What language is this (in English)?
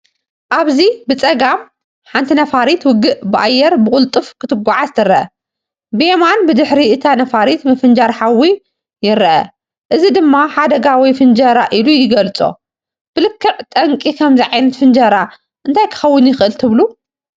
Tigrinya